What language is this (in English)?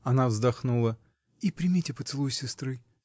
Russian